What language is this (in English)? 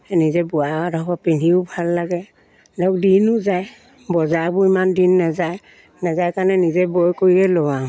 Assamese